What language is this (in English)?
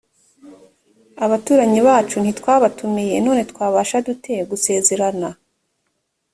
Kinyarwanda